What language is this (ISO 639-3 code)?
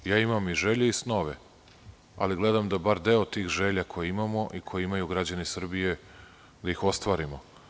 srp